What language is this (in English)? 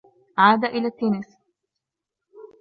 Arabic